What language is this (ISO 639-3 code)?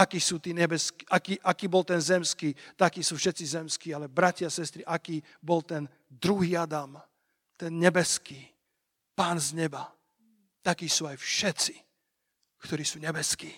slk